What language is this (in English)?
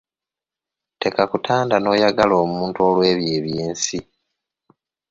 Ganda